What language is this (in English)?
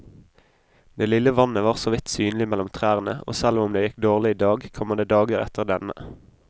Norwegian